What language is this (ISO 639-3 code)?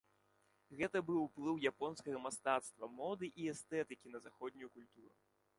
bel